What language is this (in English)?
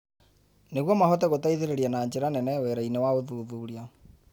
Kikuyu